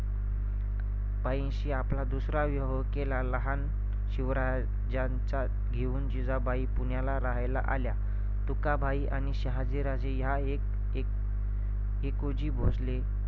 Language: Marathi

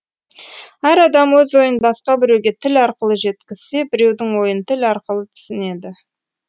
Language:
Kazakh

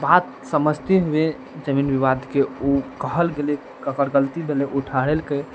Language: Maithili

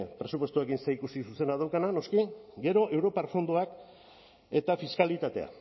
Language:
Basque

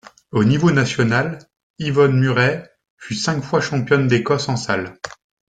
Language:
French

